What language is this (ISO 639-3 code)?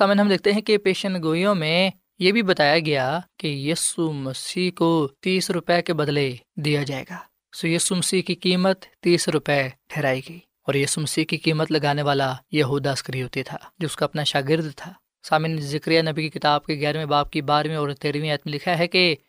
urd